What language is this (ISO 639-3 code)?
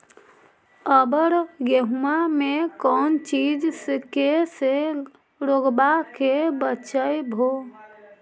mag